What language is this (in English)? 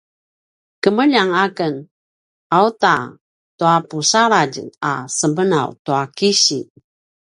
Paiwan